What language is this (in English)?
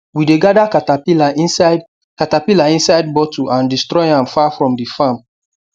Nigerian Pidgin